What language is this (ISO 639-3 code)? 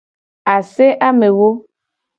gej